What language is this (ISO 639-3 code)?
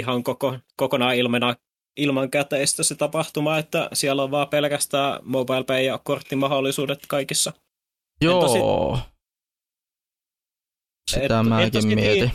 fin